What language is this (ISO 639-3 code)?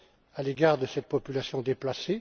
fra